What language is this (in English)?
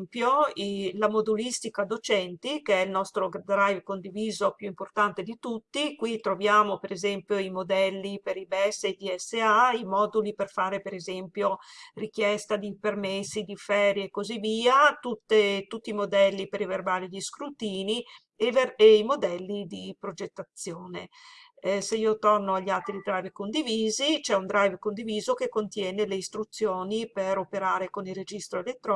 Italian